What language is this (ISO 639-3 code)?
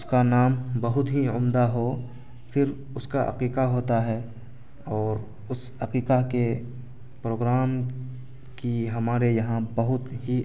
urd